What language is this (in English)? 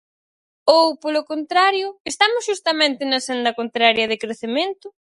Galician